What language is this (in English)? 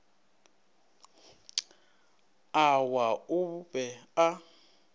Northern Sotho